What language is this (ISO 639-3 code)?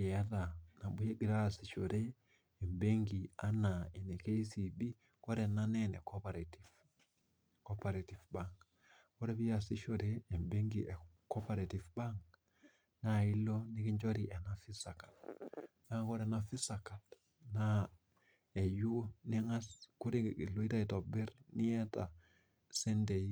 mas